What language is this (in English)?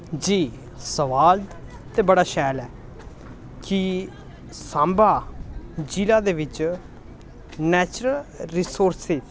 Dogri